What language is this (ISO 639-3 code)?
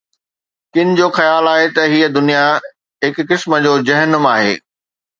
snd